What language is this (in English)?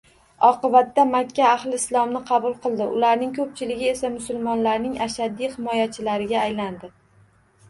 Uzbek